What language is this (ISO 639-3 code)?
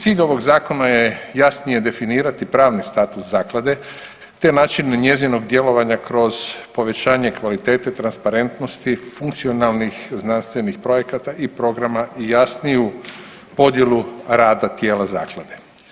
hrv